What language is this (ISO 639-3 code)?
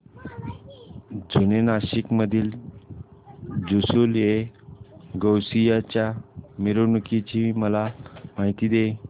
mar